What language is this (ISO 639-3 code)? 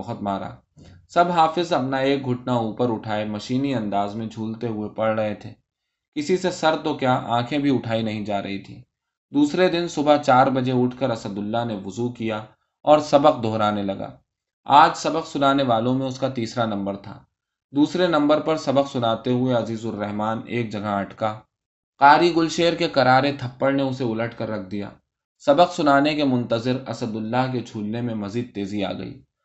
urd